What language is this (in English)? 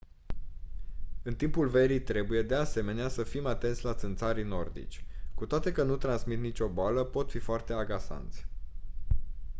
Romanian